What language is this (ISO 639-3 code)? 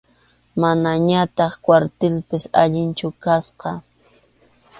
qxu